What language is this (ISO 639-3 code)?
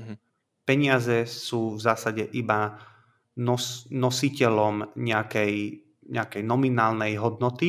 slk